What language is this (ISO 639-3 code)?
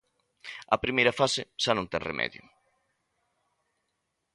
glg